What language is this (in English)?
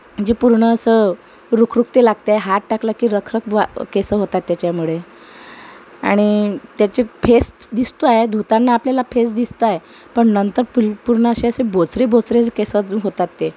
Marathi